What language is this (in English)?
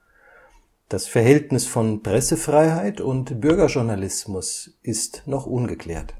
German